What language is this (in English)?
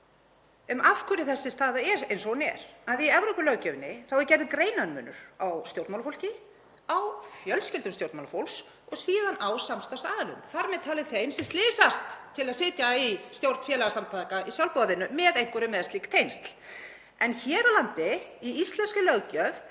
Icelandic